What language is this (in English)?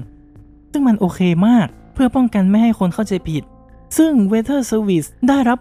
Thai